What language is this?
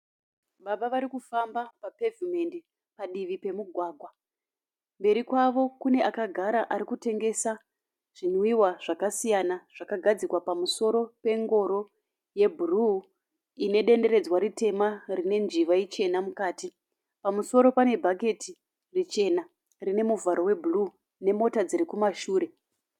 Shona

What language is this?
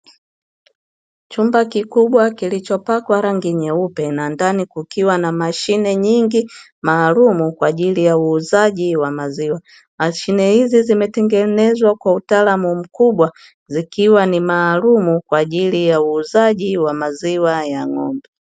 Swahili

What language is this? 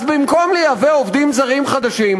Hebrew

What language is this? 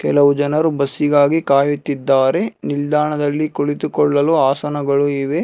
Kannada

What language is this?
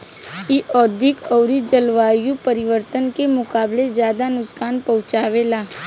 Bhojpuri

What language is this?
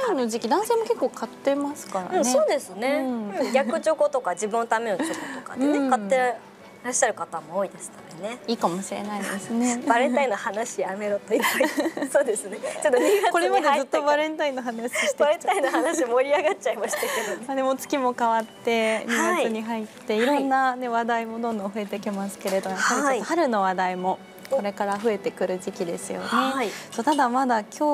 Japanese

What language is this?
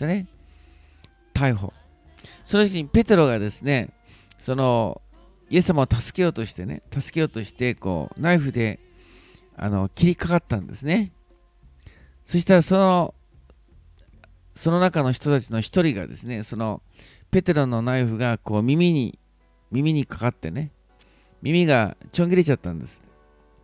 Japanese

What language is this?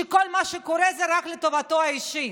Hebrew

